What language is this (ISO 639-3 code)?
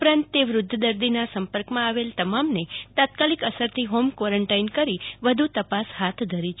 guj